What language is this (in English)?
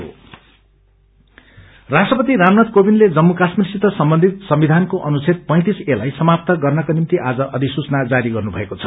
Nepali